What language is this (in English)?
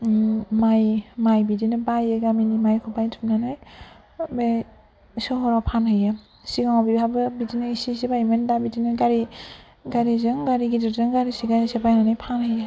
Bodo